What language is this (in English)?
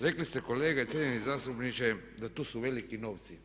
Croatian